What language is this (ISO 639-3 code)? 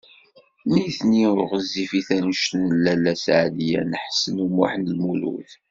kab